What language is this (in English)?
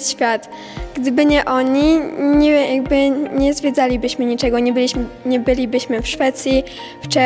Polish